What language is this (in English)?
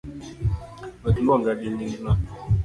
Luo (Kenya and Tanzania)